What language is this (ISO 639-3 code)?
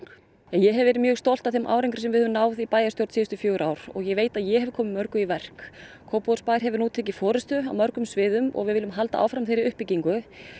isl